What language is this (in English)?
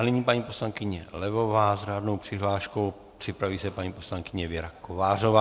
Czech